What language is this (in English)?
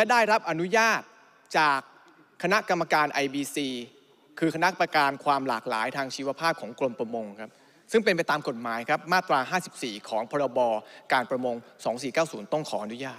Thai